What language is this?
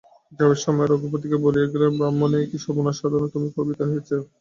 Bangla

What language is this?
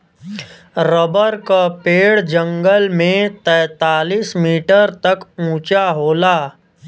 Bhojpuri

